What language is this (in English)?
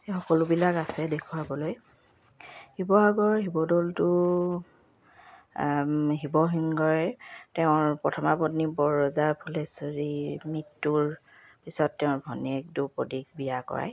Assamese